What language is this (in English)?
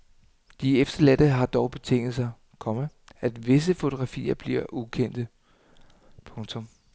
Danish